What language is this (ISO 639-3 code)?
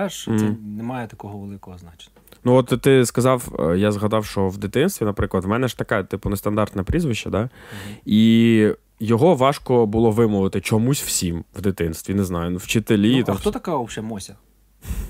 ukr